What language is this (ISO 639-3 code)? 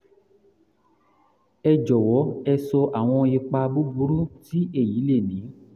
yor